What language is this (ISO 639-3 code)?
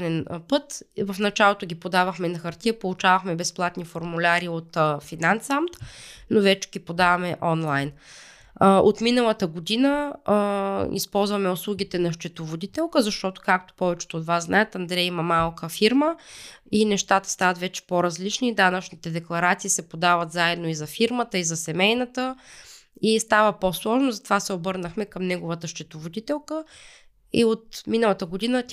bul